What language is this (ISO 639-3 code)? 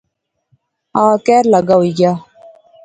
phr